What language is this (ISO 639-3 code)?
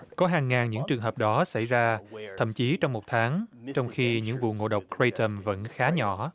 vie